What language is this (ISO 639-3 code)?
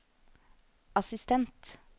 nor